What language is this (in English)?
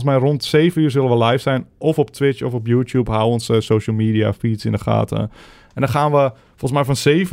Dutch